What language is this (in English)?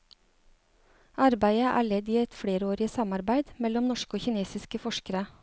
Norwegian